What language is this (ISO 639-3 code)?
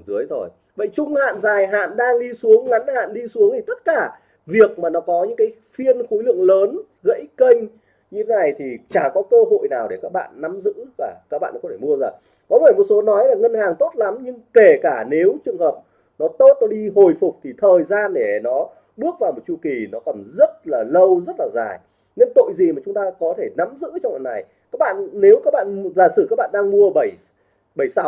vie